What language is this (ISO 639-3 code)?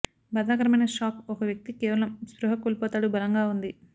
tel